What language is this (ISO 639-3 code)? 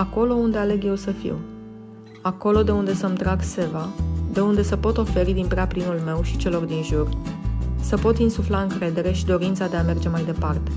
ron